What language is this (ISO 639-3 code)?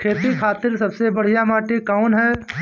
bho